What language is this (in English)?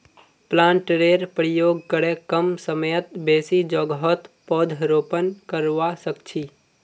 Magahi